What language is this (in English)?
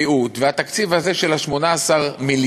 Hebrew